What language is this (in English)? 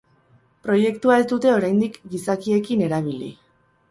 Basque